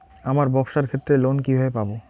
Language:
Bangla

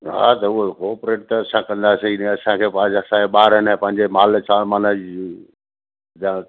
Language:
Sindhi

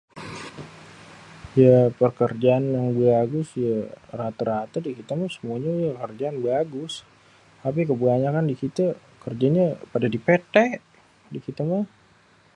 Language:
Betawi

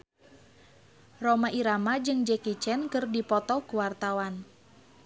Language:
Sundanese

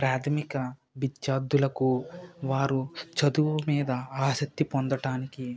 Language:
Telugu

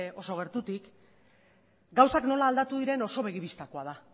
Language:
Basque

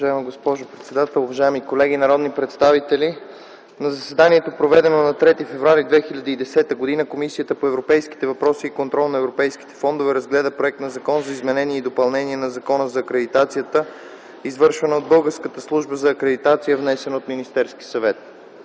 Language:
Bulgarian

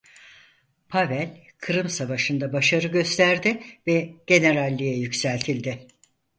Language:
Turkish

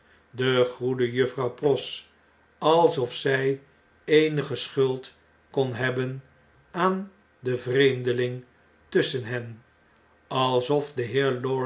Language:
Dutch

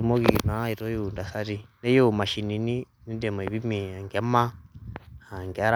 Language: Masai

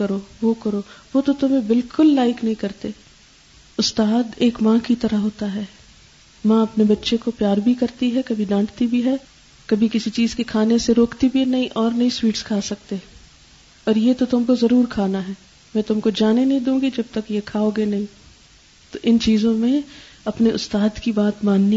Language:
Urdu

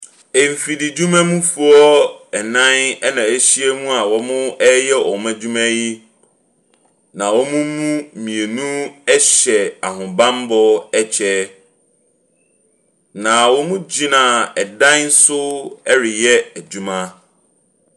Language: Akan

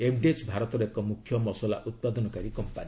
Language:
Odia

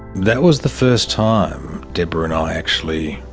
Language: English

